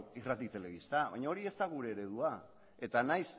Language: Basque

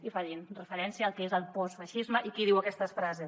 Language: Catalan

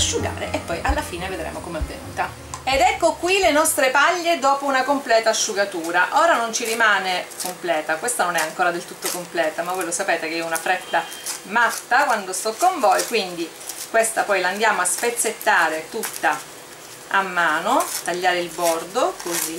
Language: Italian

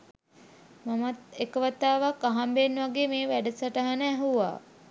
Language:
Sinhala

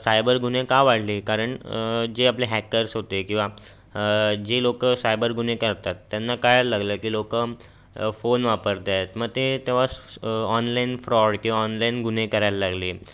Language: Marathi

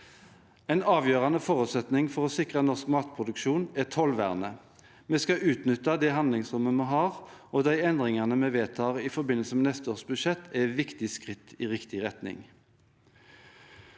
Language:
Norwegian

